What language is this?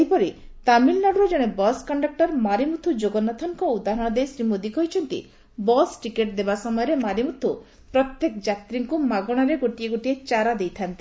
Odia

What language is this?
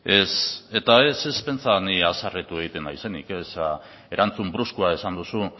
Basque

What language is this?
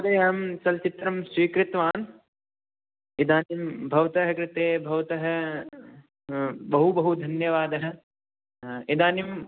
Sanskrit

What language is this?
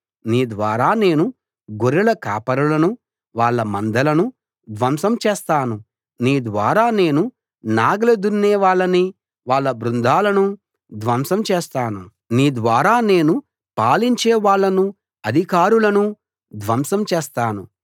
Telugu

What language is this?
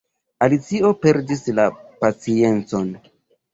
Esperanto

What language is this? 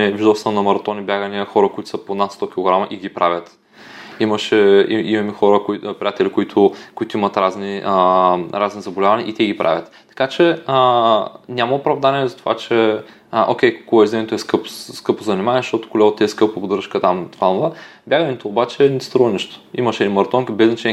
Bulgarian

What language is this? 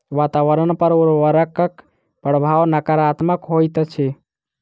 Maithili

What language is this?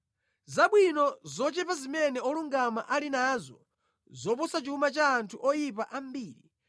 Nyanja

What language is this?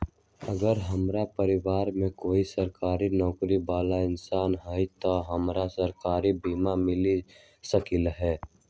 Magahi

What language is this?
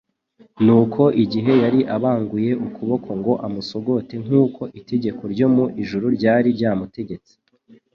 Kinyarwanda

